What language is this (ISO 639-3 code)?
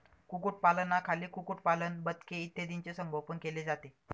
mar